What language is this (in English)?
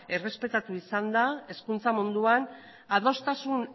Basque